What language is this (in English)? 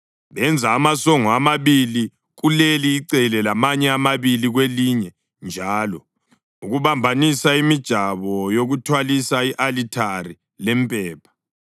North Ndebele